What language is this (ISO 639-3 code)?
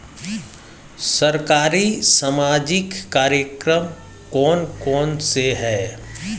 hin